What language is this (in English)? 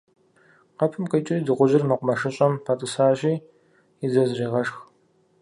Kabardian